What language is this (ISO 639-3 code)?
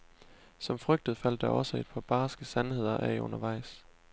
dan